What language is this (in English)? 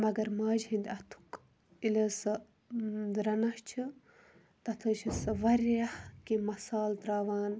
Kashmiri